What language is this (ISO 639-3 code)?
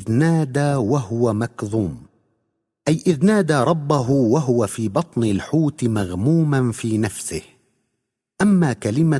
ara